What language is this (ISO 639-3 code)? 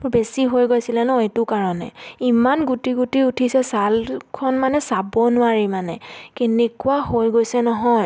asm